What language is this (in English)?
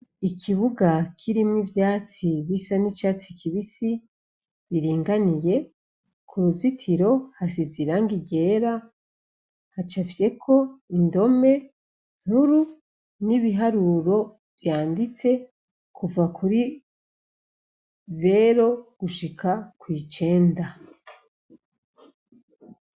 Rundi